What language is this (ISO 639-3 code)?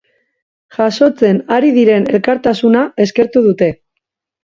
eus